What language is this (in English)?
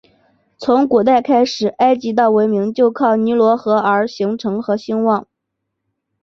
Chinese